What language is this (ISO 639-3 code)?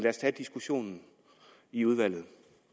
dan